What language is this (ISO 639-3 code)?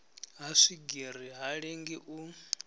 ven